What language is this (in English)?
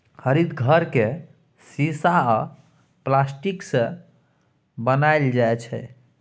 Maithili